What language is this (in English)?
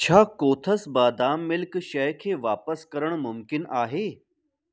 Sindhi